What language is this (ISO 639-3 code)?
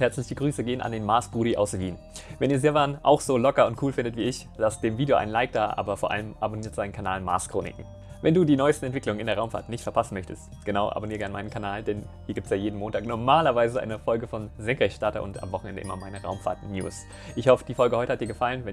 deu